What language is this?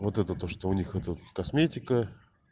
Russian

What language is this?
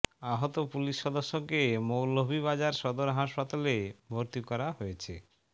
Bangla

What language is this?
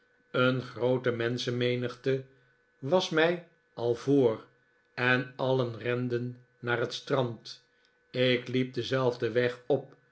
Dutch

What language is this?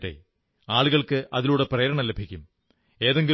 Malayalam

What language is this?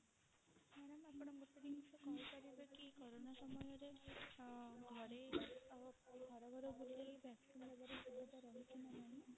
Odia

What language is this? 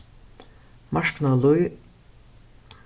Faroese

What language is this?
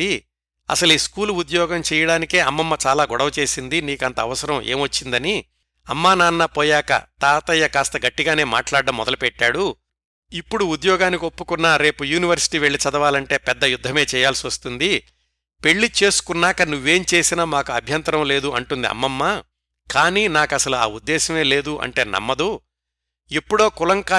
Telugu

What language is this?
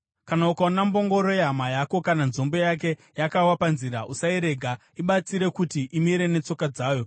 Shona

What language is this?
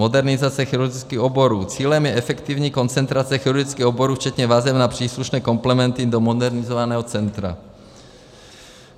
Czech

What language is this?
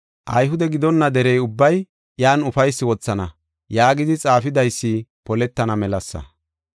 Gofa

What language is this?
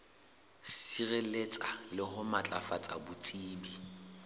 Southern Sotho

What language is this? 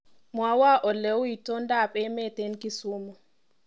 Kalenjin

